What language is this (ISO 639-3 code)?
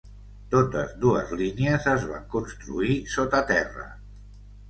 cat